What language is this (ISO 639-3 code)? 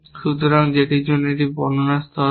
ben